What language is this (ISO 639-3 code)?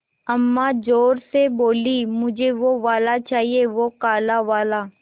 hin